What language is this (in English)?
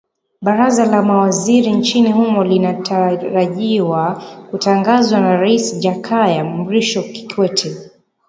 Swahili